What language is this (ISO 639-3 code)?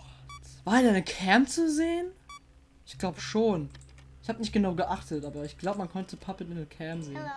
deu